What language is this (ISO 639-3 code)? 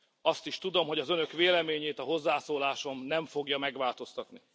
hun